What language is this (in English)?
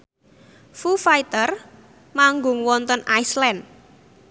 Javanese